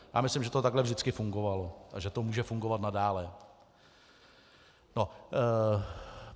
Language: Czech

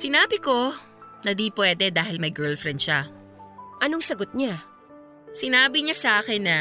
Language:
Filipino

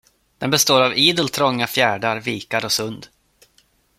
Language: Swedish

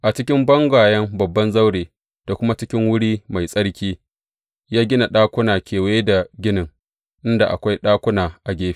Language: Hausa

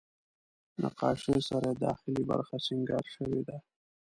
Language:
Pashto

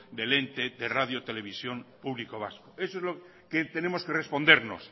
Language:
Spanish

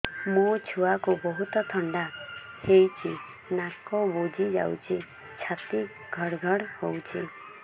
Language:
Odia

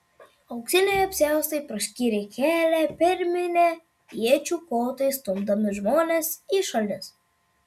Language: Lithuanian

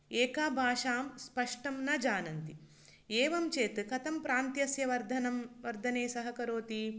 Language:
Sanskrit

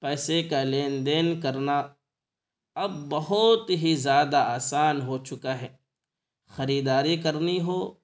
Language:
Urdu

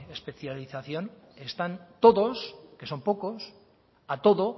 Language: Spanish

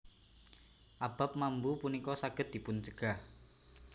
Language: Javanese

